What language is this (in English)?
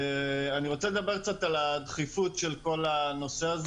Hebrew